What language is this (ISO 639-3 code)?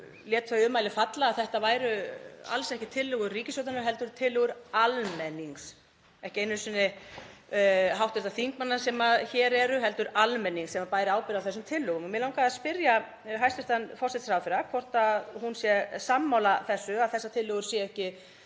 isl